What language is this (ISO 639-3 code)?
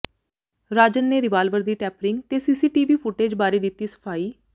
pan